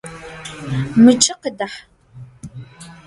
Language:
Adyghe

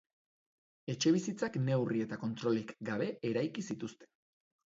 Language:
Basque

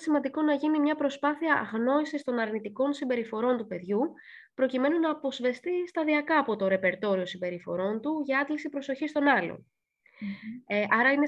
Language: Greek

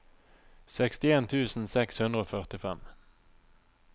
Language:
Norwegian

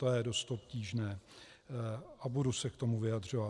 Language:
Czech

